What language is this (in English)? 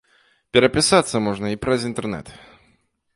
Belarusian